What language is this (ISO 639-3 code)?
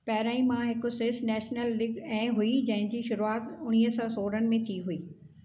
snd